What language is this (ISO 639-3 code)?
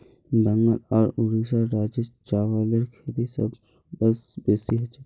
mag